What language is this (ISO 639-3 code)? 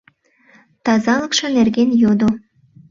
chm